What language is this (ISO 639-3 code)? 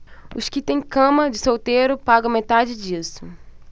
por